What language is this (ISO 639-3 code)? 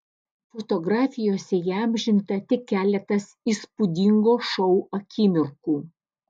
lit